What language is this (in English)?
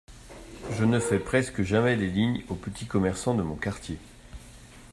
French